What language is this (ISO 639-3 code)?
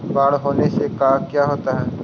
mag